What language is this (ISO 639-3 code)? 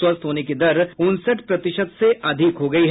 hin